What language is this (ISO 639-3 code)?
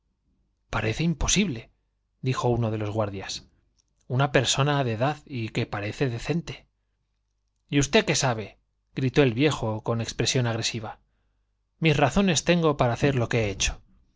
spa